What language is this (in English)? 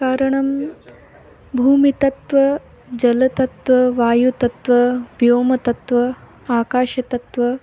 Sanskrit